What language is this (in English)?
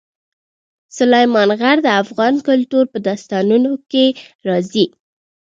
Pashto